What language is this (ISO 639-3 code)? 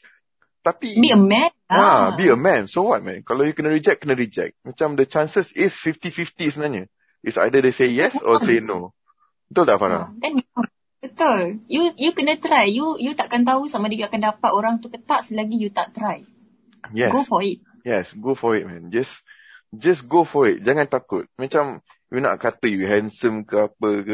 msa